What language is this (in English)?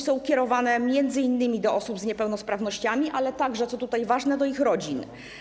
Polish